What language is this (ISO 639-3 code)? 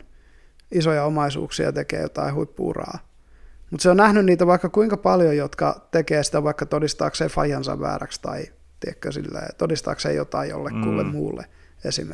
fin